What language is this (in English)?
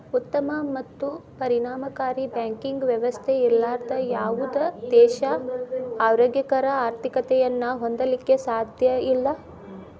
Kannada